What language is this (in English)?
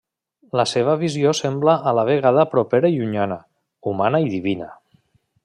Catalan